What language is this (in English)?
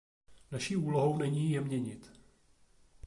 Czech